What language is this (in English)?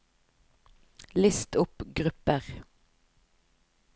Norwegian